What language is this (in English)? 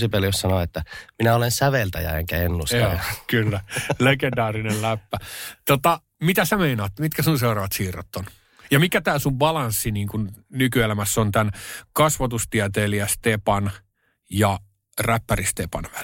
Finnish